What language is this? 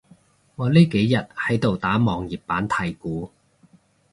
Cantonese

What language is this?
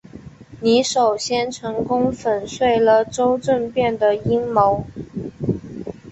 Chinese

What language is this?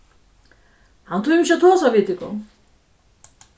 Faroese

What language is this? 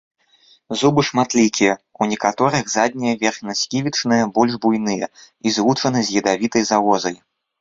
Belarusian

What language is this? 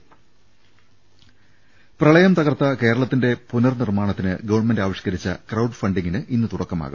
Malayalam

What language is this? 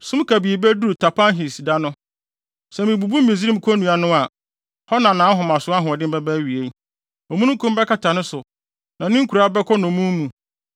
Akan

